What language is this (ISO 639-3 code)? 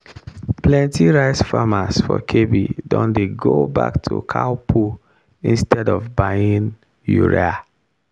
pcm